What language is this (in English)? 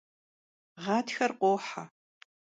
Kabardian